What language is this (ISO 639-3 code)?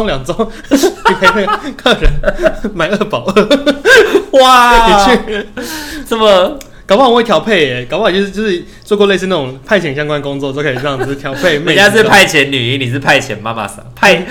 zho